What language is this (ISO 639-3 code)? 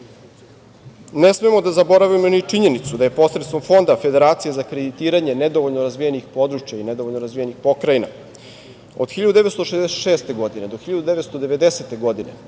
srp